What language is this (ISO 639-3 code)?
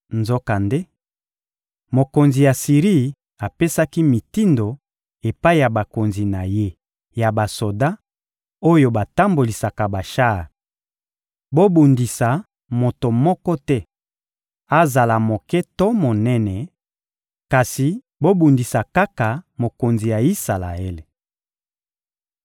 lin